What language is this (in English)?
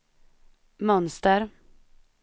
Swedish